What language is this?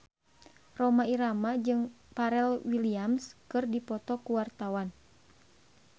Sundanese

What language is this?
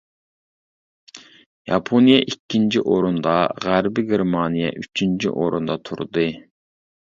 Uyghur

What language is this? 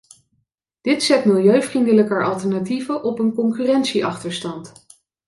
Dutch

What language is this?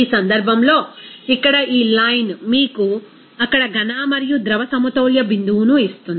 Telugu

